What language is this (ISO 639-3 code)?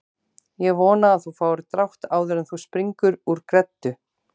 isl